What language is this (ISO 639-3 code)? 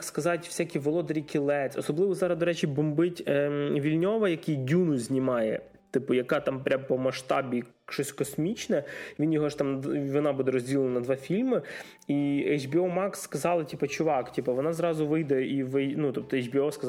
ukr